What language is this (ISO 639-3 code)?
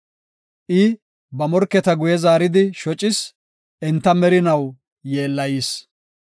gof